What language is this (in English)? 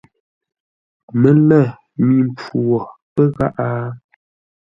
Ngombale